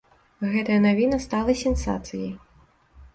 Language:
Belarusian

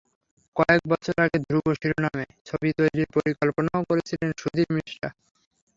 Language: Bangla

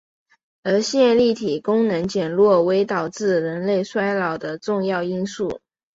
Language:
Chinese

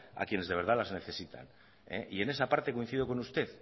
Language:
Spanish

